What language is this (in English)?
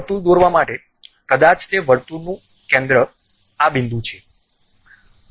Gujarati